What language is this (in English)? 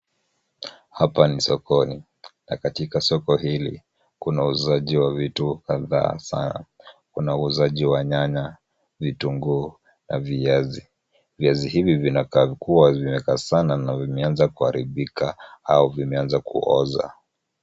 Swahili